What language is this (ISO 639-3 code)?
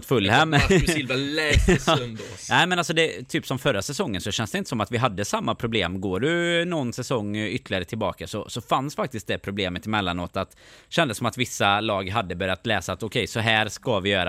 swe